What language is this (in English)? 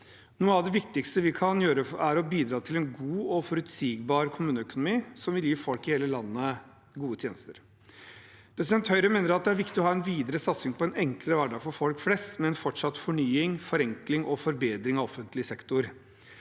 Norwegian